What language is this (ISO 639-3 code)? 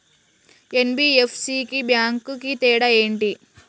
tel